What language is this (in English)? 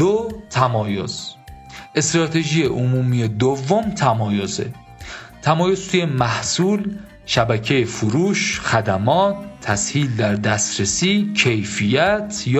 Persian